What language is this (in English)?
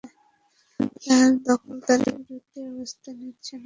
Bangla